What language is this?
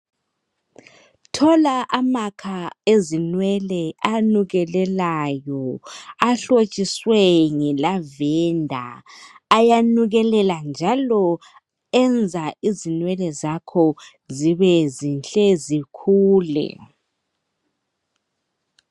North Ndebele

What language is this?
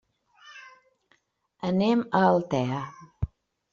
Catalan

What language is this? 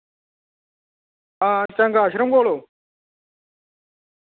Dogri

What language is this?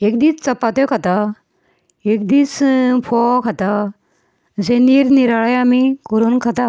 Konkani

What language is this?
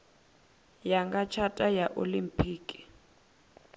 Venda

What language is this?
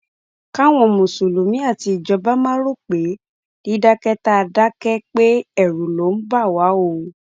Yoruba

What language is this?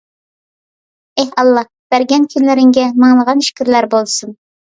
Uyghur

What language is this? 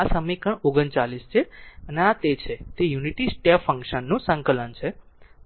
Gujarati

